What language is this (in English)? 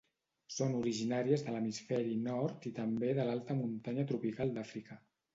Catalan